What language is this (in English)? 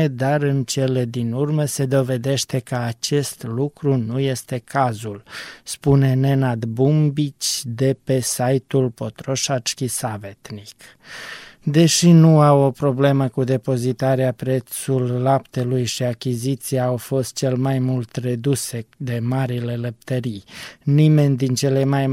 Romanian